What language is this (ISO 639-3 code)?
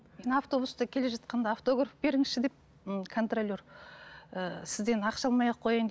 kaz